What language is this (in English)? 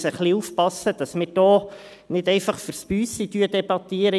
Swiss German